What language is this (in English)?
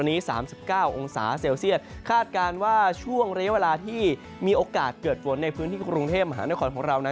Thai